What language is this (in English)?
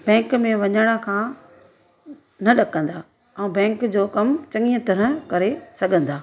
Sindhi